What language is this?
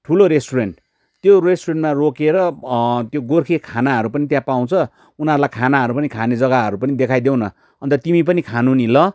Nepali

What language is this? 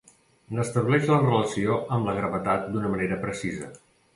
Catalan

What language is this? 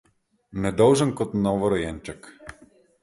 Slovenian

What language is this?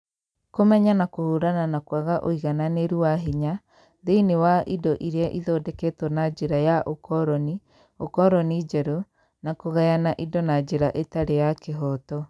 Kikuyu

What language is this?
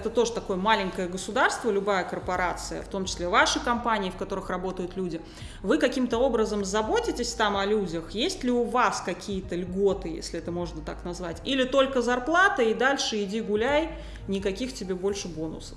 Russian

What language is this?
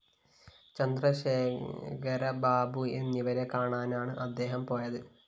Malayalam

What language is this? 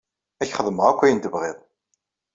Kabyle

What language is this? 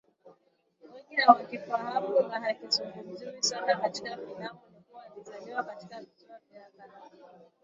Swahili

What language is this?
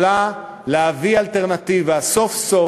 Hebrew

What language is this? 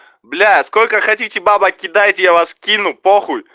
Russian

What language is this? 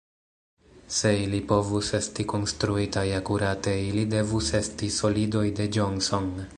Esperanto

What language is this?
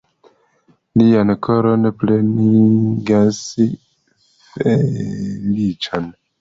Esperanto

